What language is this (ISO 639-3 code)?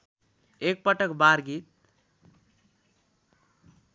nep